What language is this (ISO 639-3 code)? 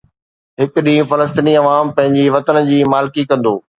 snd